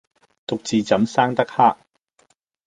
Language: Cantonese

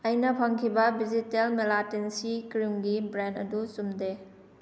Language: Manipuri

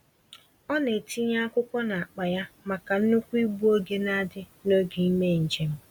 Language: Igbo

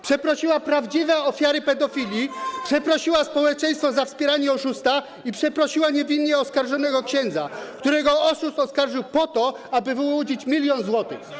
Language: Polish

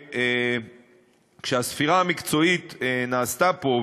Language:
Hebrew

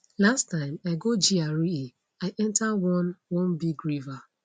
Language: Nigerian Pidgin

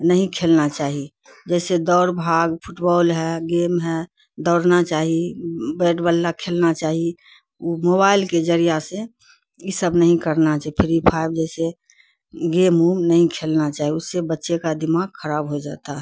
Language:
Urdu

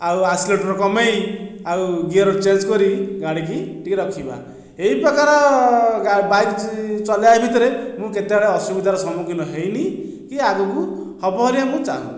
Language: Odia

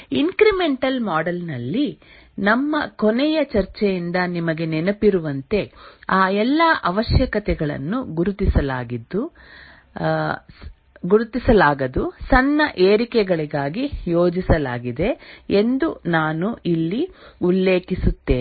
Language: Kannada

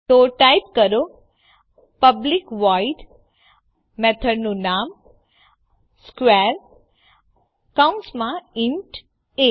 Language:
Gujarati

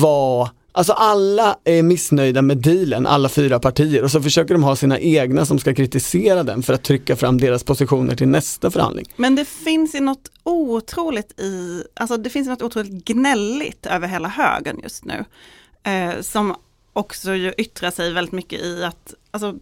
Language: Swedish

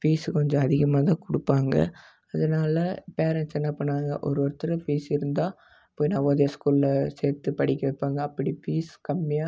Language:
Tamil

